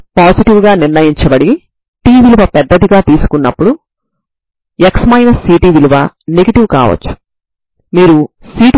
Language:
Telugu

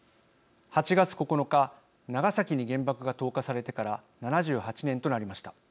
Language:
Japanese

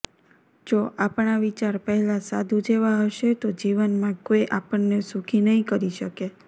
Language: Gujarati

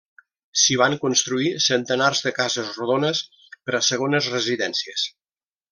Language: Catalan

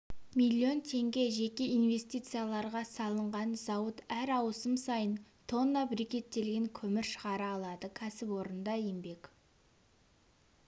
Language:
Kazakh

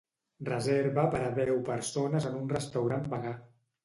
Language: Catalan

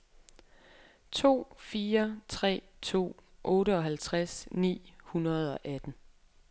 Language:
Danish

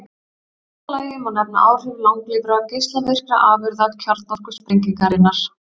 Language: Icelandic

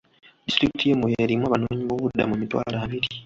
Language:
Ganda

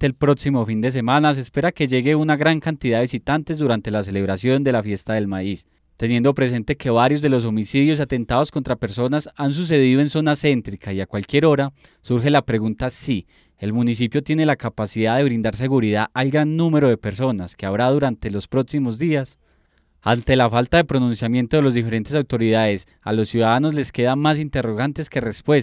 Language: Spanish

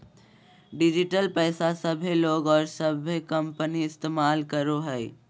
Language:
Magahi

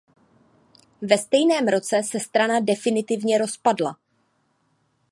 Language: Czech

